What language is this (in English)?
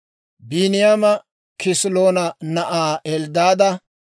Dawro